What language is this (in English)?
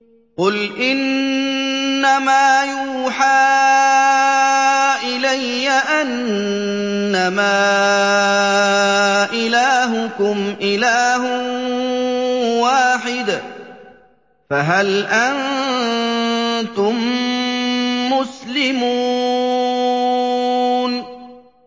Arabic